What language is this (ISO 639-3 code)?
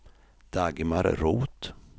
swe